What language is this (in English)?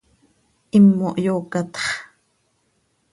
Seri